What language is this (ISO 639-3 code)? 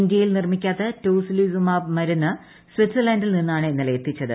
mal